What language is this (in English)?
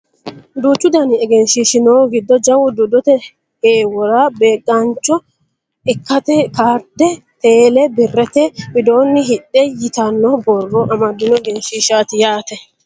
Sidamo